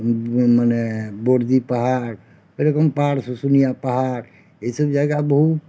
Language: Bangla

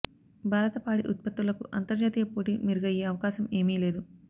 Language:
Telugu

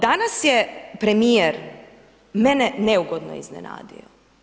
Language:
Croatian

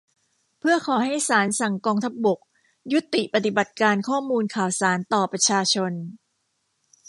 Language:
Thai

